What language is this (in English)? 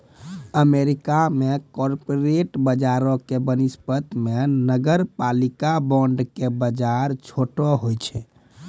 Maithili